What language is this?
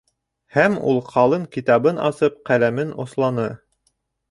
Bashkir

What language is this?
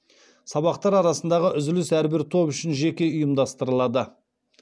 Kazakh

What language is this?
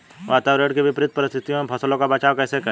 Hindi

